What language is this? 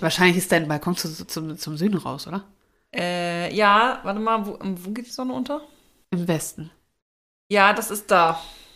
German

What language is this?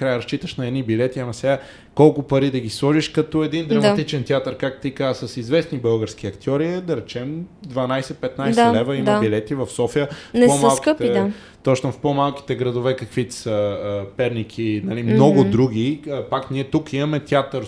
Bulgarian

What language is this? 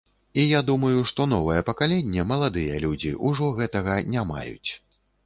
Belarusian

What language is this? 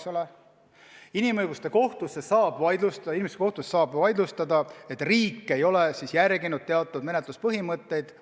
Estonian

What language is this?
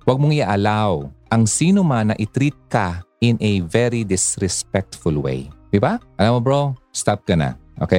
Filipino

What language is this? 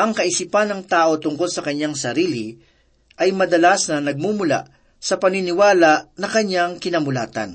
Filipino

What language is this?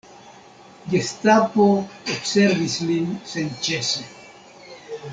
Esperanto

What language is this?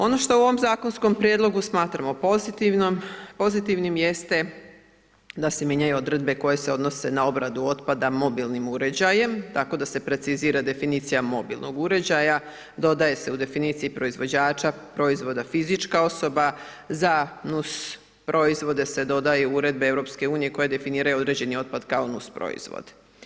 Croatian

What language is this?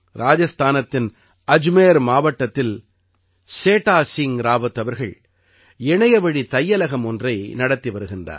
Tamil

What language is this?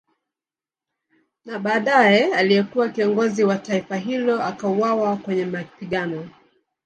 Swahili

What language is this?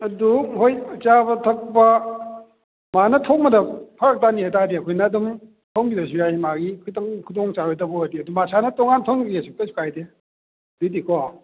Manipuri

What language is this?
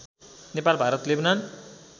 Nepali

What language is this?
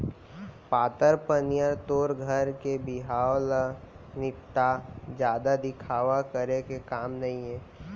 Chhattisgarhi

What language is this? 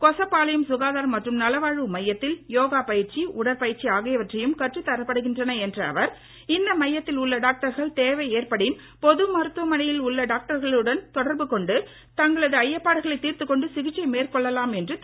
Tamil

